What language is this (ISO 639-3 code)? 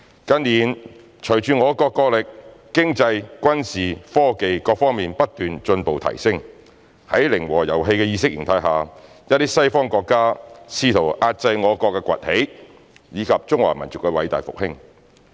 yue